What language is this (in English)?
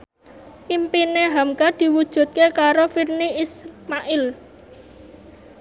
Javanese